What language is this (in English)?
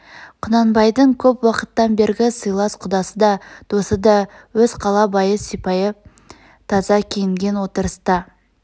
Kazakh